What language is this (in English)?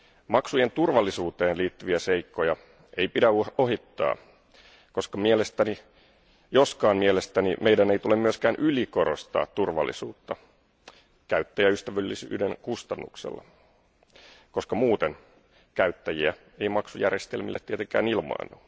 Finnish